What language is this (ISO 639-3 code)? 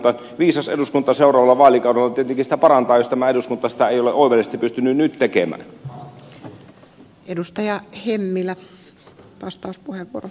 fin